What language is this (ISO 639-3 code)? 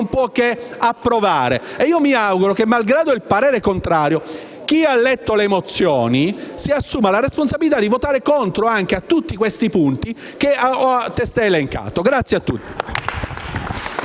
ita